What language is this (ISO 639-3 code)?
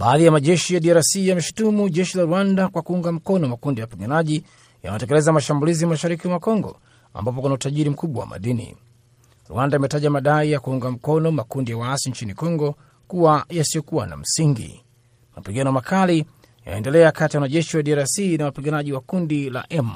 swa